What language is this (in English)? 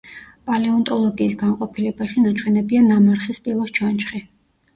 Georgian